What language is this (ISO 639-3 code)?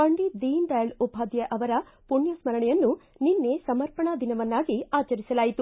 kan